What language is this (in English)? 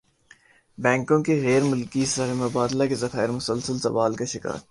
Urdu